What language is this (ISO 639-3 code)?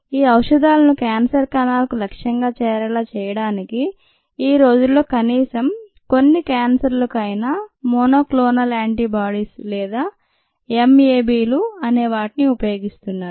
tel